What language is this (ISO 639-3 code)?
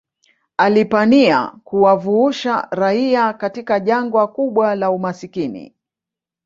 swa